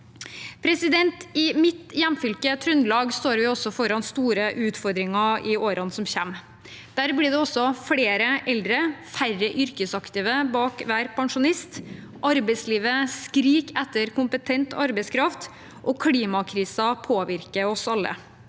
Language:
Norwegian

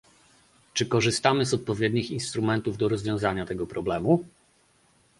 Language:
Polish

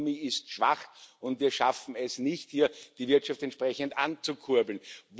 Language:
German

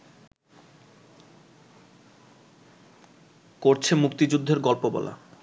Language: Bangla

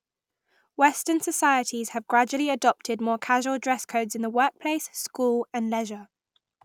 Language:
English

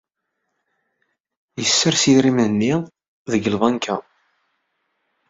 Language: Kabyle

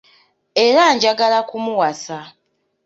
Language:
Ganda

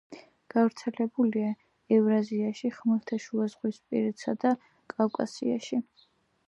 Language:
Georgian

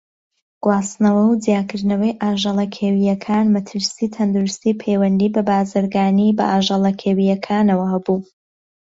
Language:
Central Kurdish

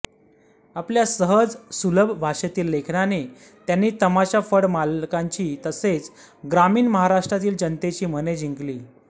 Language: Marathi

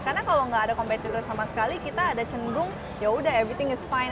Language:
Indonesian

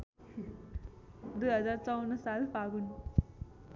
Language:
Nepali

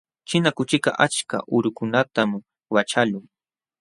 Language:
Jauja Wanca Quechua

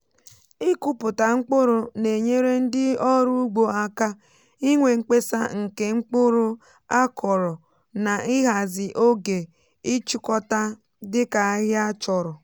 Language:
Igbo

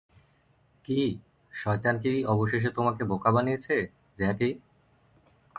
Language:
Bangla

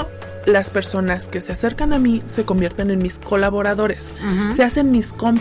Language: Spanish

